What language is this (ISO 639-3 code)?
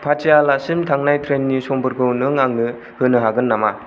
brx